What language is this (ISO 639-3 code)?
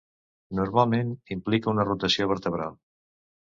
cat